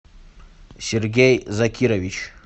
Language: Russian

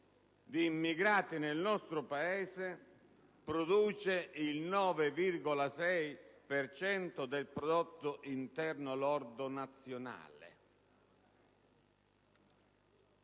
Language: Italian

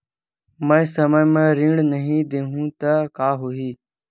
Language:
Chhattisgarhi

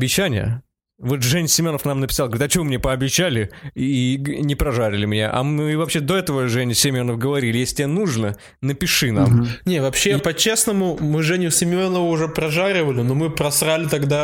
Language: Russian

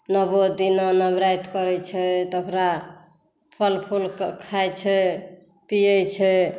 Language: Maithili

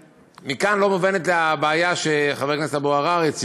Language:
Hebrew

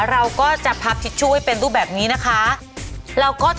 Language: Thai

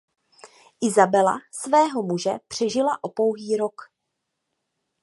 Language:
Czech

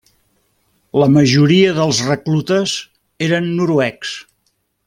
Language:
Catalan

